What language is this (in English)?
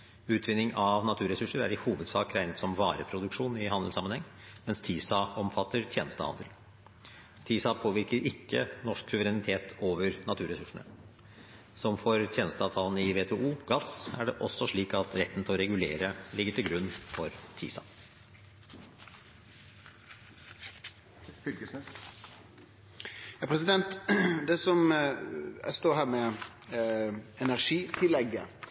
Norwegian